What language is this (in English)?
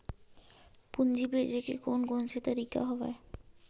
Chhattisgarhi